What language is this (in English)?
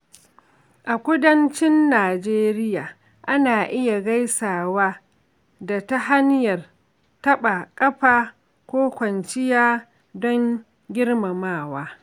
Hausa